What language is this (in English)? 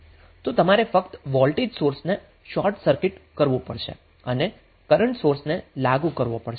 Gujarati